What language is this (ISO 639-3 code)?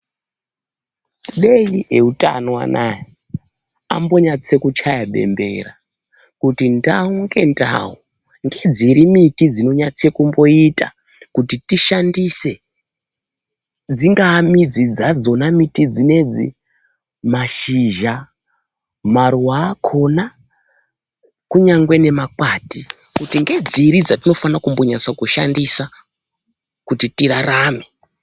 ndc